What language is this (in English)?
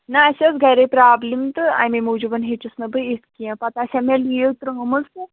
Kashmiri